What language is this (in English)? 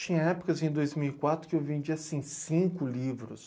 Portuguese